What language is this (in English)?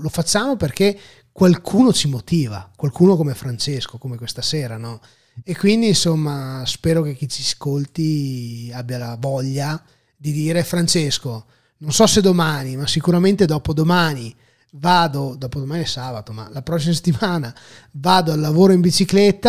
Italian